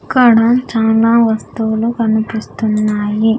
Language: Telugu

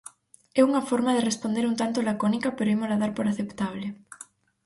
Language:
Galician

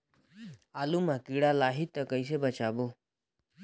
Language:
Chhattisgarhi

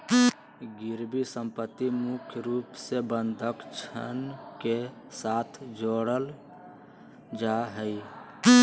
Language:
Magahi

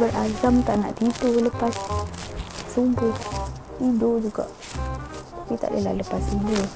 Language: Malay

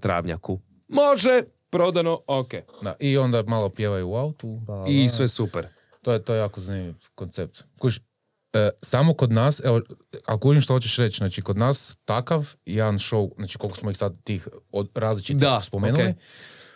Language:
Croatian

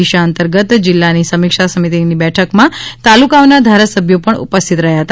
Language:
Gujarati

